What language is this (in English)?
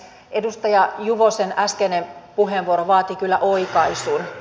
Finnish